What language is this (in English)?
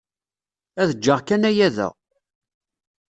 Kabyle